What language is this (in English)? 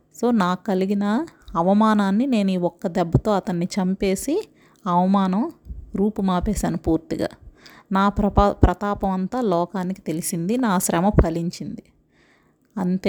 Telugu